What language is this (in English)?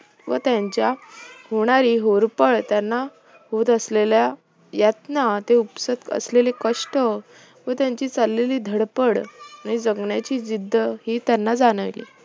Marathi